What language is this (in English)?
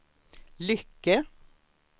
Swedish